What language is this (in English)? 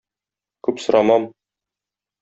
Tatar